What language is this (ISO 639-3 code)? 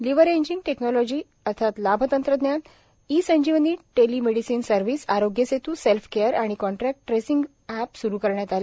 mar